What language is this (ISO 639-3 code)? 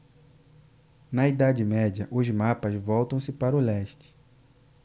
por